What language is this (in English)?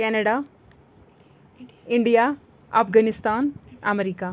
Kashmiri